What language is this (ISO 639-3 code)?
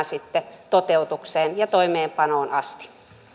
fin